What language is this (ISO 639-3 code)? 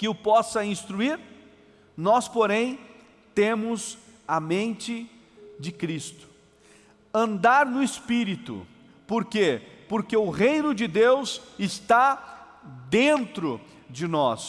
por